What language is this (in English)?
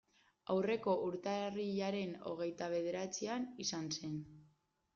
Basque